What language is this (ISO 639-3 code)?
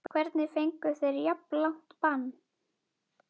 isl